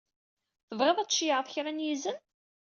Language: Kabyle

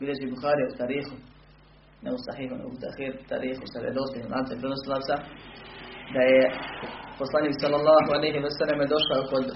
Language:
Croatian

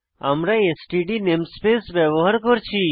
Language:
Bangla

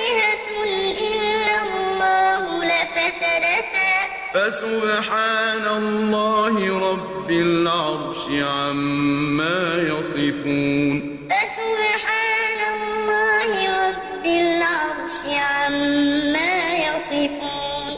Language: Arabic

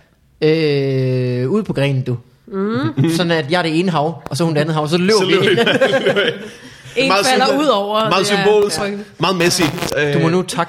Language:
Danish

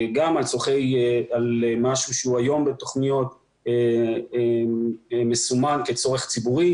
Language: Hebrew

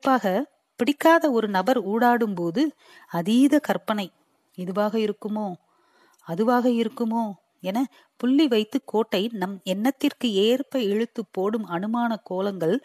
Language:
Tamil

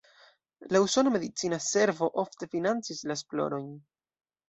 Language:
Esperanto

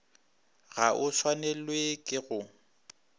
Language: Northern Sotho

